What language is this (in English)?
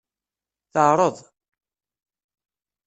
Kabyle